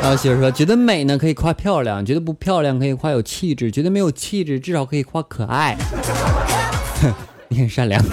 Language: Chinese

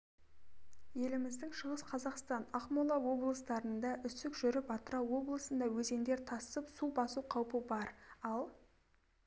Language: Kazakh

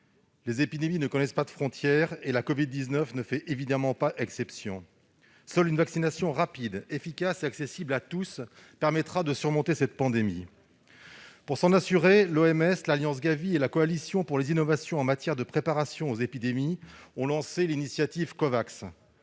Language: French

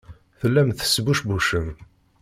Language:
Kabyle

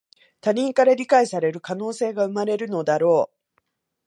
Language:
Japanese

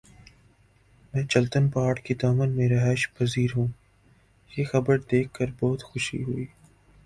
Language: Urdu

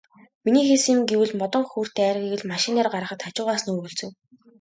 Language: Mongolian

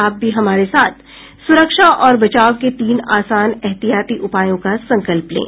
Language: Hindi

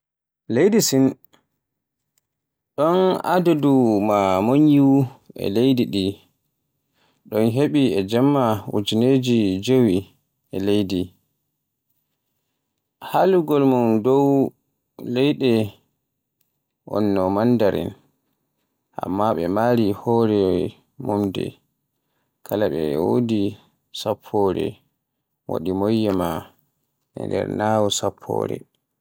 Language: Borgu Fulfulde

